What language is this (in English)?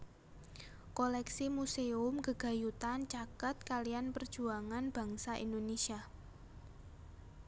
Javanese